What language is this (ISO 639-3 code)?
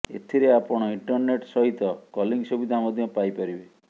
ori